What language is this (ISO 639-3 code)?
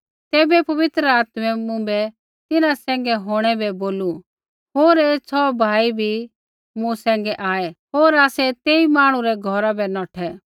kfx